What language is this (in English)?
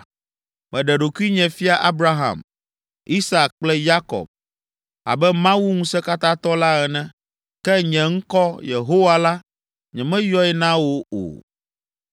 Ewe